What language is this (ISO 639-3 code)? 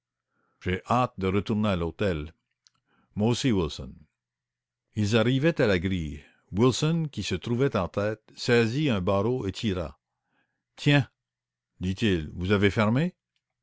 fra